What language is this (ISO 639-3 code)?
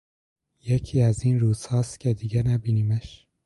fas